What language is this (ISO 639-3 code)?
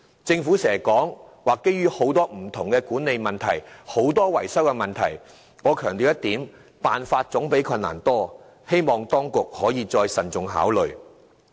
yue